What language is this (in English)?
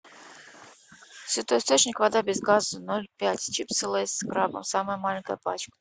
Russian